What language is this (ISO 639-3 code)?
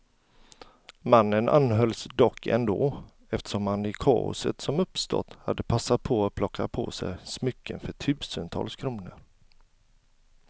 swe